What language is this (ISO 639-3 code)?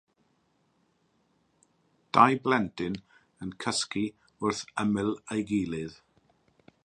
cym